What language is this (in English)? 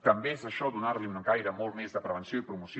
Catalan